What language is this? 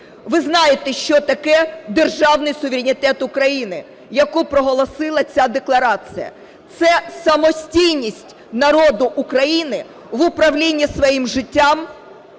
Ukrainian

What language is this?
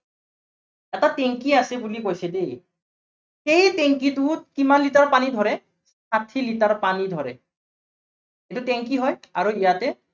Assamese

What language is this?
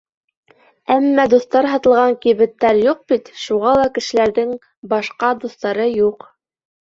Bashkir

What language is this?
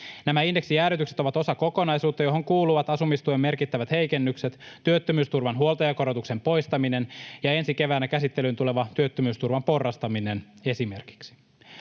Finnish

